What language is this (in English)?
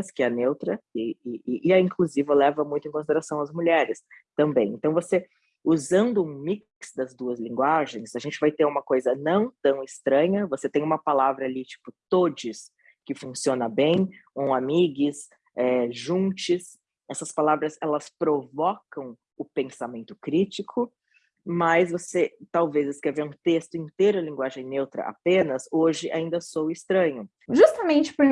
Portuguese